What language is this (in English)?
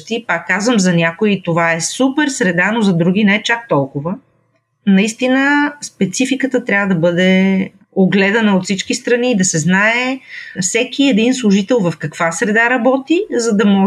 Bulgarian